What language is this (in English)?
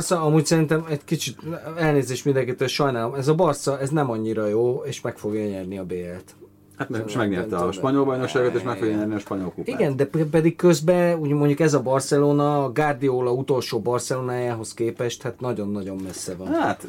Hungarian